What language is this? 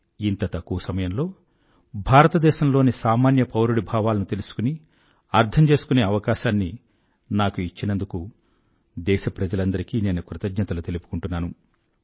Telugu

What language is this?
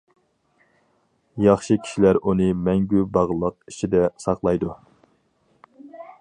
Uyghur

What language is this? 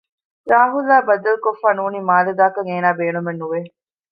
Divehi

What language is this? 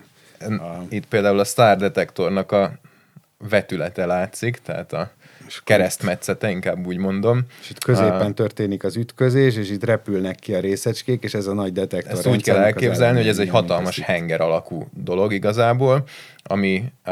Hungarian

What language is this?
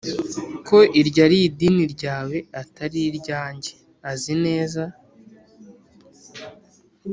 Kinyarwanda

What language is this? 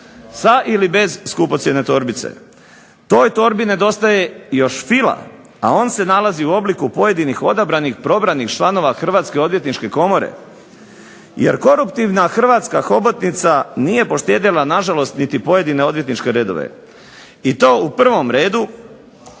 Croatian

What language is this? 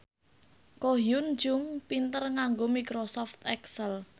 Javanese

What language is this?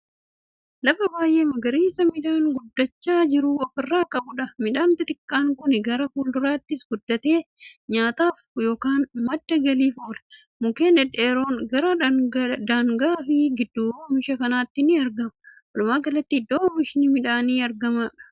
Oromo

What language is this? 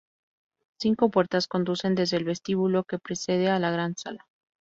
Spanish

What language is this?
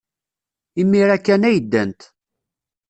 Kabyle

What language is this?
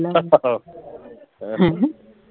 Punjabi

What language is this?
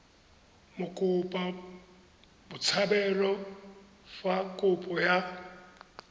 Tswana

